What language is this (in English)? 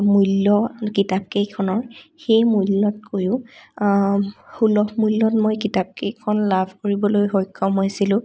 Assamese